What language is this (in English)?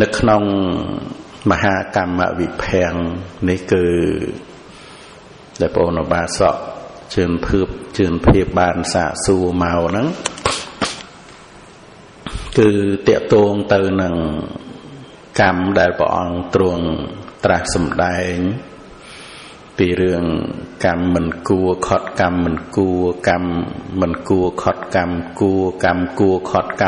Vietnamese